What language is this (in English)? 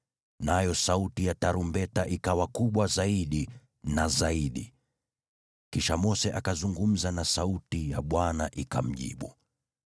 Swahili